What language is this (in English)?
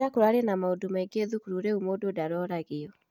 Kikuyu